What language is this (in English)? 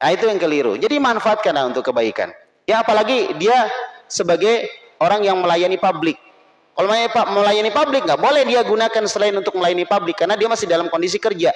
Indonesian